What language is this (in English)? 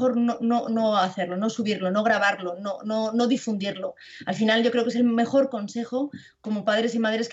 Spanish